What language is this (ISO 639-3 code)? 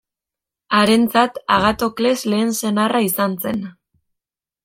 eus